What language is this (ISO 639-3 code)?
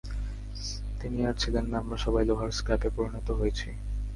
ben